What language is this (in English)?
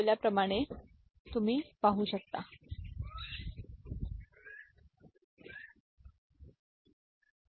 Marathi